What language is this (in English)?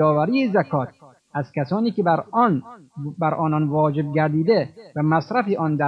Persian